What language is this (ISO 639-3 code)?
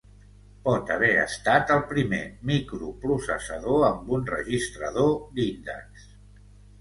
cat